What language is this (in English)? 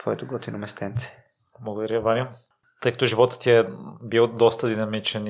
Bulgarian